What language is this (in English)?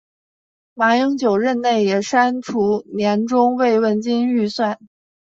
Chinese